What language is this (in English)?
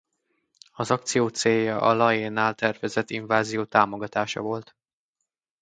Hungarian